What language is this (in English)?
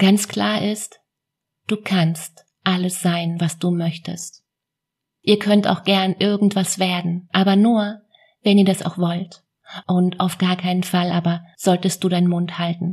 German